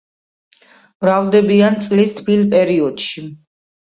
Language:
Georgian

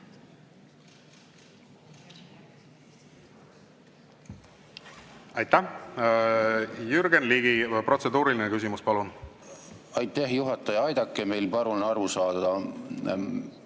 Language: Estonian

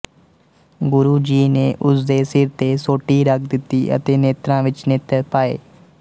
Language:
Punjabi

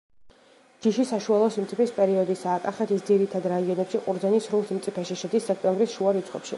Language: Georgian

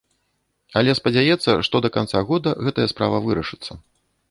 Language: Belarusian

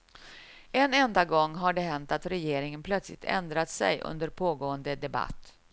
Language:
Swedish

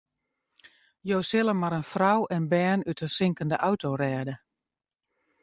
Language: Western Frisian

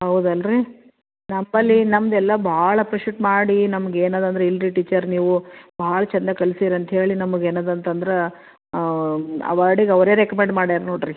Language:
Kannada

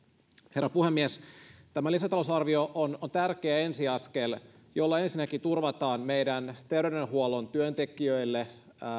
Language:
Finnish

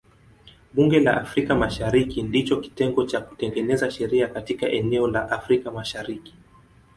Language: Swahili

